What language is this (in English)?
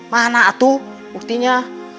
Indonesian